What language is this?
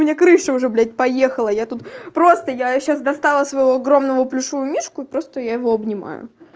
Russian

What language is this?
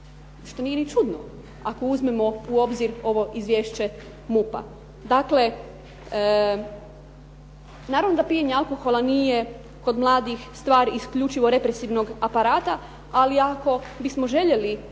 Croatian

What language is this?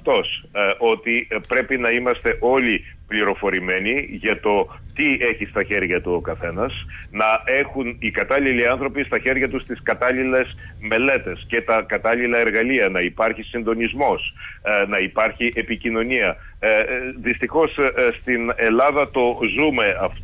Greek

